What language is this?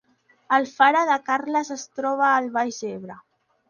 Catalan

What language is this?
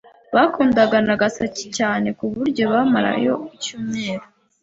Kinyarwanda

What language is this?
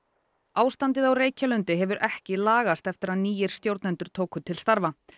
Icelandic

